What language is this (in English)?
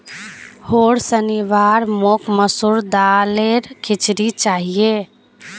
Magahi